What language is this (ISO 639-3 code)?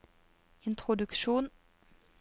nor